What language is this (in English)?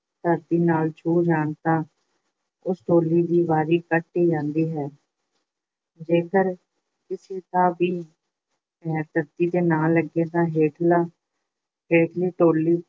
Punjabi